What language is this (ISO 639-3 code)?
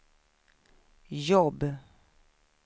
swe